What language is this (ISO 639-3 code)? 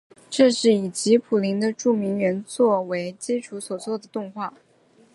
zho